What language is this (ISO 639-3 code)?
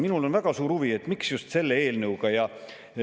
est